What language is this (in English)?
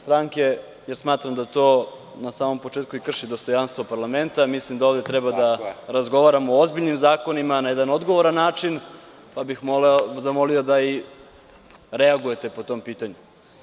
Serbian